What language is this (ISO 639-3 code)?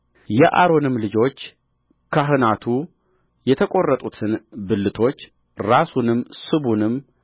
amh